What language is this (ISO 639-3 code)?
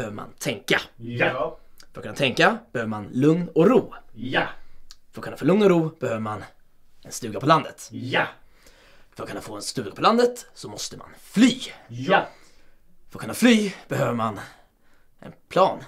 swe